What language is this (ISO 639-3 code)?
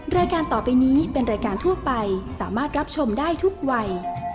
tha